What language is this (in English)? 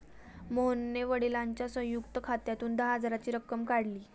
Marathi